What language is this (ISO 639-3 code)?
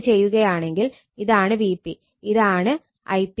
mal